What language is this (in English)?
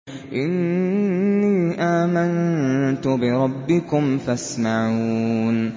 Arabic